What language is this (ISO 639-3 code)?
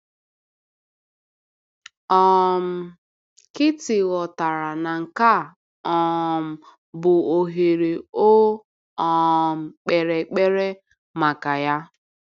ibo